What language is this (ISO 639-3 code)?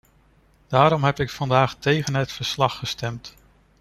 nld